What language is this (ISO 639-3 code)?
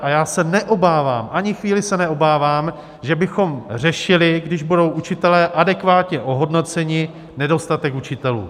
ces